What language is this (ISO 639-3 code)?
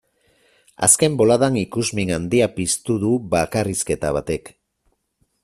eus